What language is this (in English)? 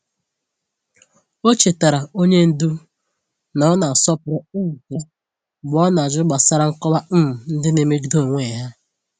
Igbo